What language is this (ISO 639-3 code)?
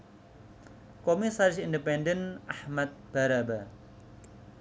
jav